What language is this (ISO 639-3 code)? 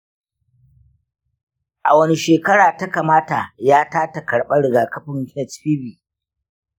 hau